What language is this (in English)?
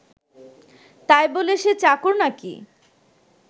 Bangla